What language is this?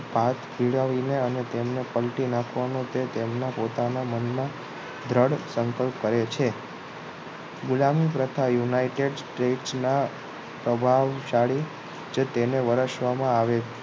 Gujarati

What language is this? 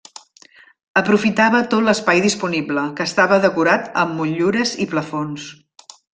Catalan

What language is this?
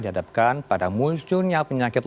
Indonesian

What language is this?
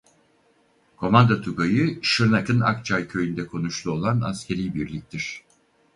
Turkish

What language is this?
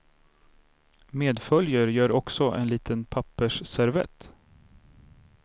Swedish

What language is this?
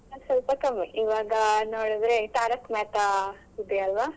Kannada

